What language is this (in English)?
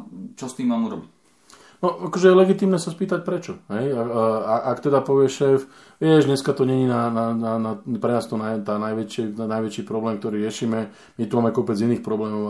Slovak